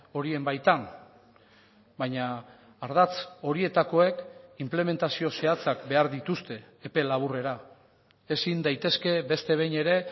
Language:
Basque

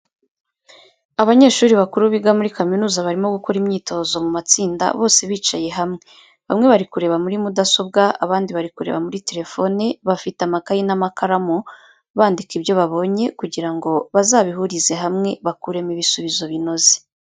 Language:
Kinyarwanda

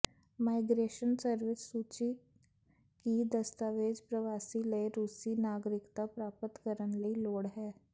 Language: Punjabi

